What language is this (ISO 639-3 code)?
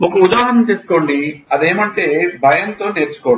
tel